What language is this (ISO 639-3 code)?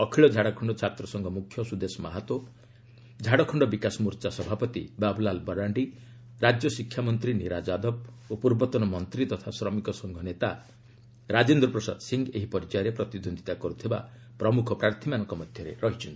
ori